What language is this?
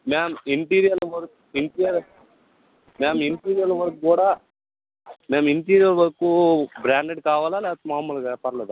Telugu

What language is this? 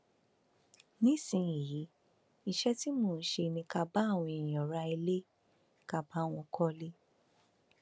Yoruba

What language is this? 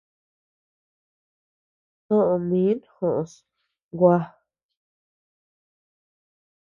Tepeuxila Cuicatec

